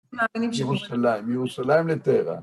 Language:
Hebrew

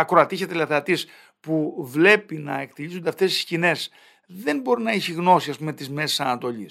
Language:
Greek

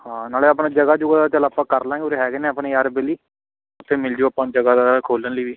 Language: Punjabi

